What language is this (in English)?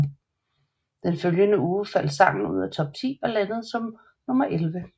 Danish